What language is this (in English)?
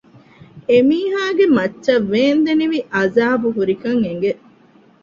Divehi